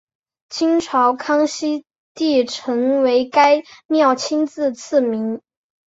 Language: Chinese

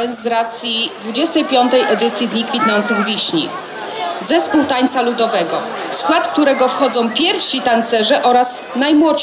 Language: Polish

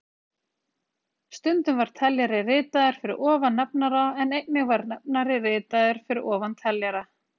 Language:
Icelandic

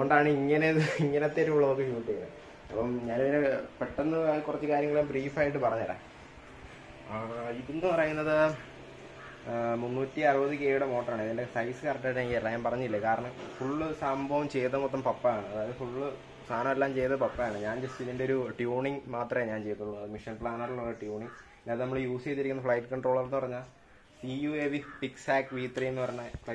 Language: Indonesian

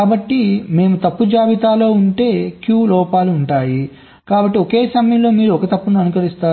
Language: Telugu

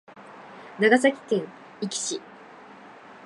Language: Japanese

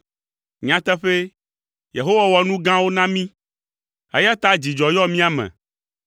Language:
Ewe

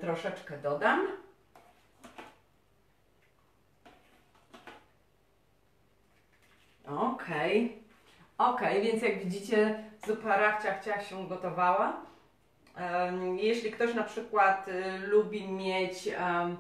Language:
Polish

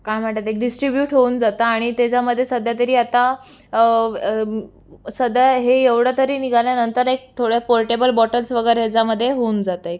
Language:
Marathi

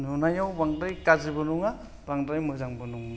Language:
Bodo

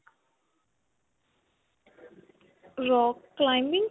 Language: Punjabi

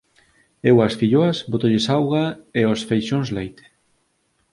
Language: Galician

